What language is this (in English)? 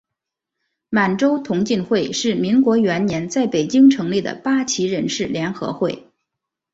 Chinese